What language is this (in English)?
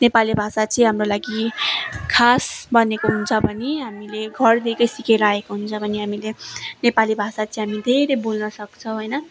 Nepali